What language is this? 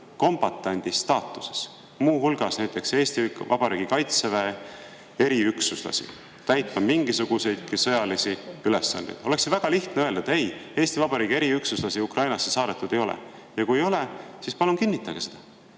Estonian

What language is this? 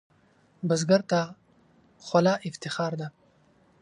Pashto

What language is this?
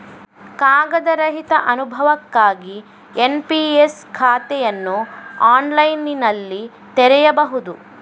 Kannada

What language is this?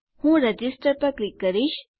Gujarati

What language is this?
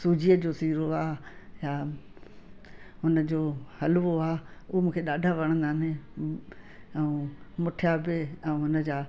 Sindhi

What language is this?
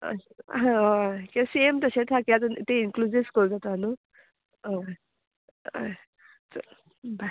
Konkani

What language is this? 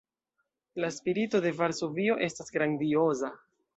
Esperanto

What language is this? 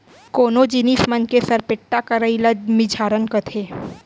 Chhattisgarhi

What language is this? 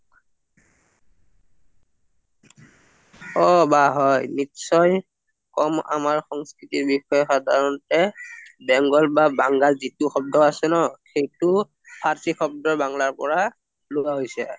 Assamese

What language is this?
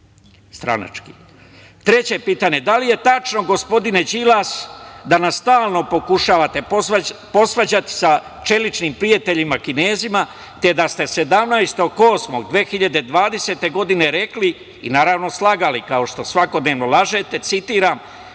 Serbian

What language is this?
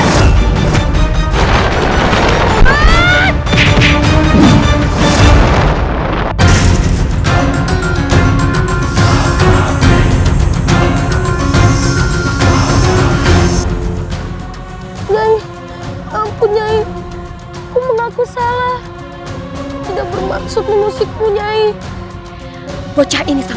Indonesian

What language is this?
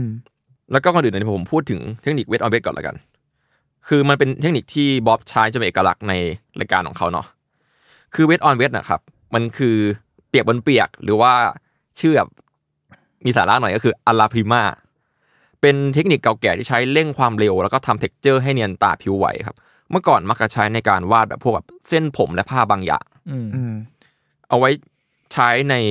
Thai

